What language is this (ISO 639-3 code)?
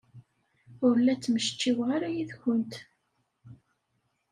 kab